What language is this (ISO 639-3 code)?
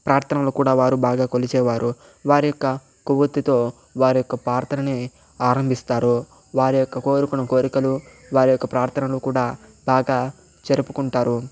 tel